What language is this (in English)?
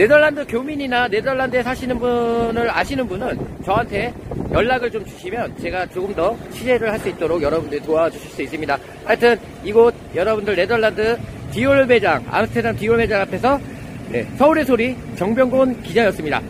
Korean